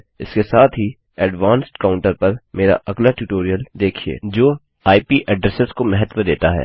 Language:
Hindi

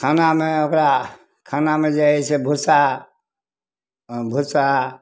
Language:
Maithili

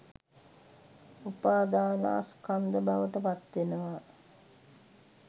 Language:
Sinhala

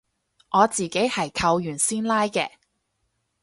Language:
Cantonese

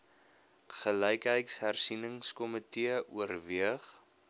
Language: Afrikaans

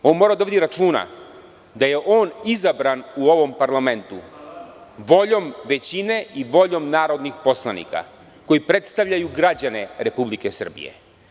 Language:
Serbian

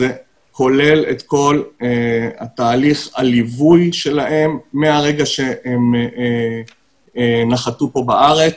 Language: Hebrew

